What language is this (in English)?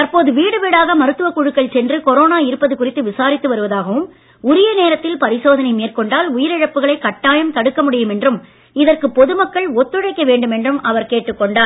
Tamil